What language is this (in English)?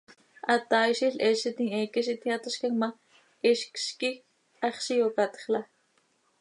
Seri